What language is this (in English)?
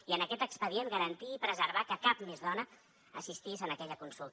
Catalan